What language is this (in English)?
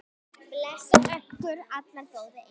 Icelandic